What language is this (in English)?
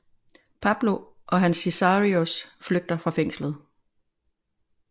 Danish